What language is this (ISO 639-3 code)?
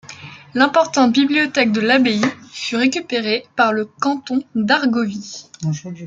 fra